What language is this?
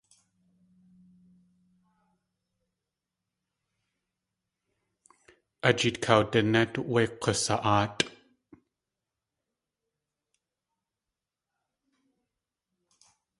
Tlingit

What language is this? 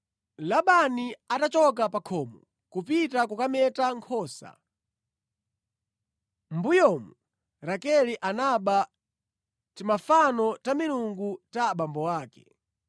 Nyanja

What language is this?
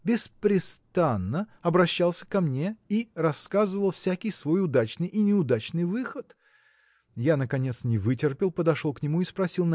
Russian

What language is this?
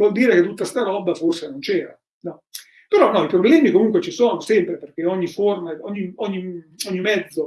Italian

